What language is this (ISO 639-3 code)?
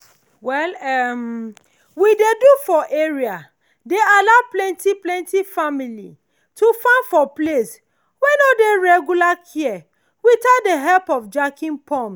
pcm